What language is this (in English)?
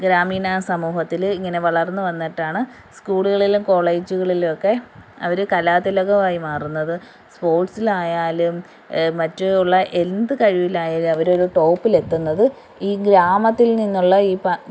Malayalam